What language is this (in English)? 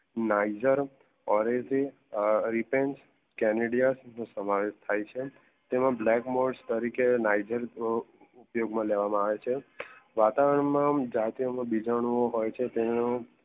Gujarati